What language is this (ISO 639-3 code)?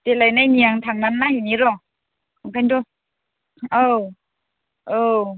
brx